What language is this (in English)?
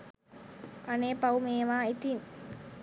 Sinhala